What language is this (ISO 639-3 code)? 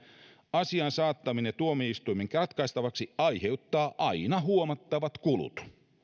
fin